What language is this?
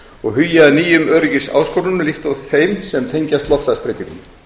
Icelandic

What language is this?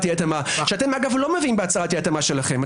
Hebrew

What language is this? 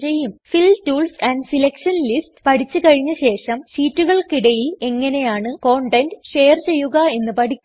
Malayalam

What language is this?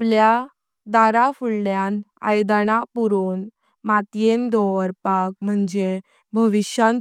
Konkani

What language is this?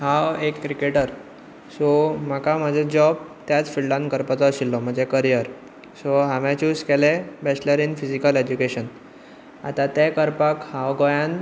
Konkani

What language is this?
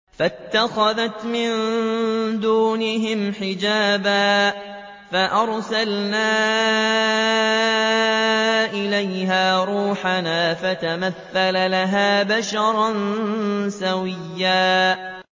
Arabic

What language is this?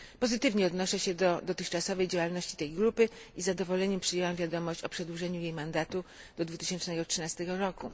Polish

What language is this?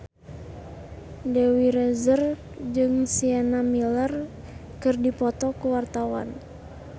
Sundanese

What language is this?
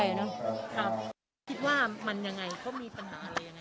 Thai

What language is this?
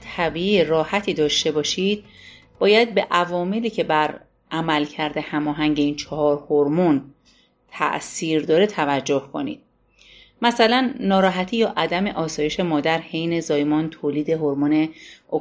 Persian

